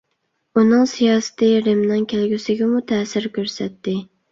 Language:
Uyghur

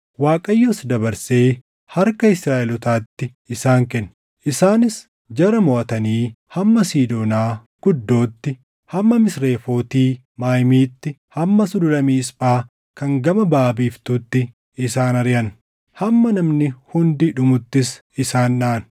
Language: Oromo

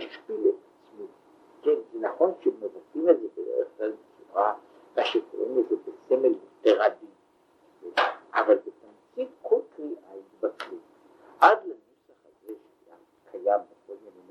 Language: Hebrew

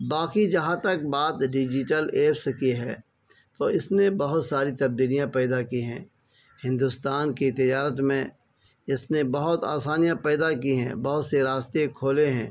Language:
Urdu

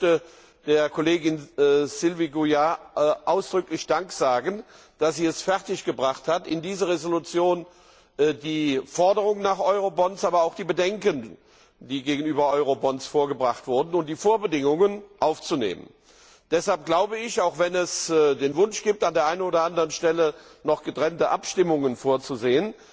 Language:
German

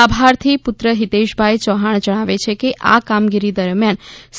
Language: Gujarati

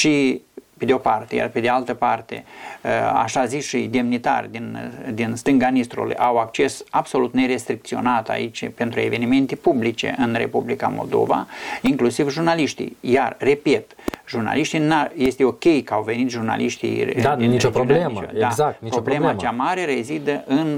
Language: Romanian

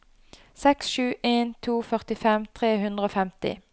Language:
Norwegian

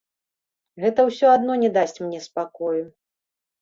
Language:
Belarusian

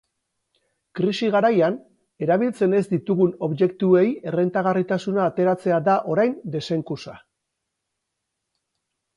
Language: Basque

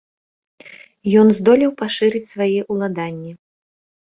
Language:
Belarusian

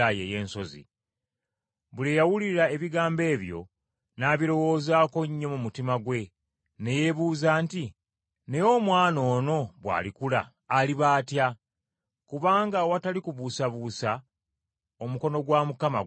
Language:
Ganda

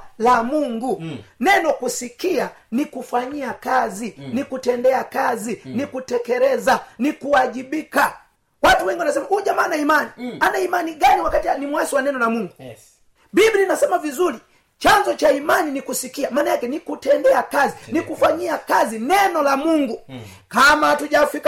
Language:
Swahili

